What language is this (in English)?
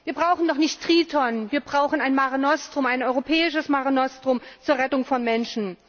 German